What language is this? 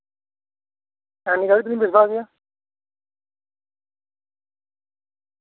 Santali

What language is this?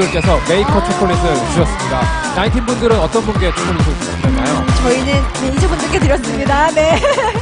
Korean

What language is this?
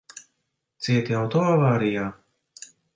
Latvian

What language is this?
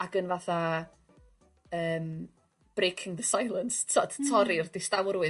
Welsh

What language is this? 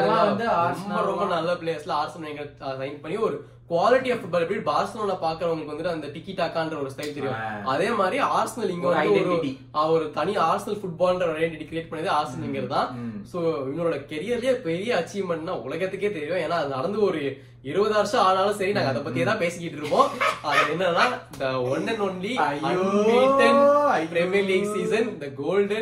Tamil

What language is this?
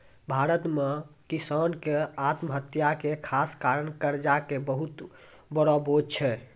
Maithili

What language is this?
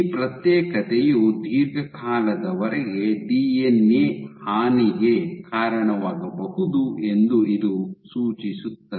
Kannada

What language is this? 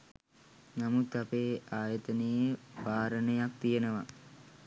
Sinhala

